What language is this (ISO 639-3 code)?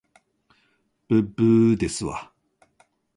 jpn